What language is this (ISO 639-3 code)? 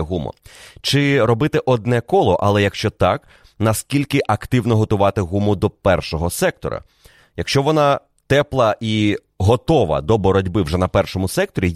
ukr